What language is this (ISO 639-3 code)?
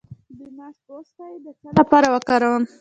pus